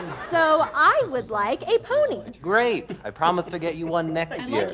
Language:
English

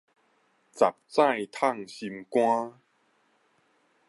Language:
Min Nan Chinese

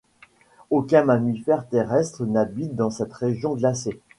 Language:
French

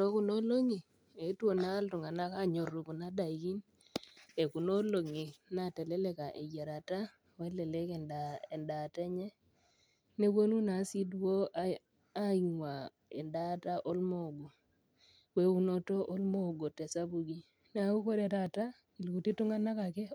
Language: Masai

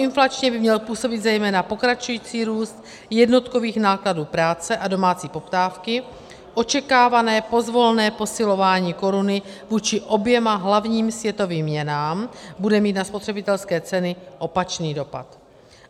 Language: Czech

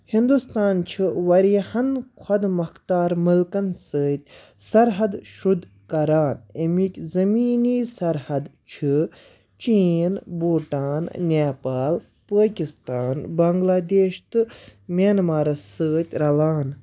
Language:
Kashmiri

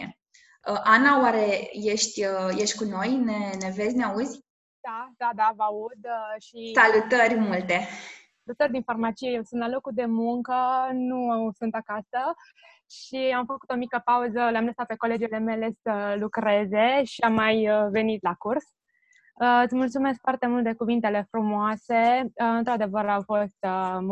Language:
Romanian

